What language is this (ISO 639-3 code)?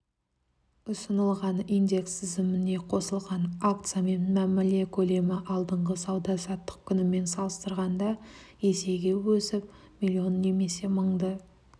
kaz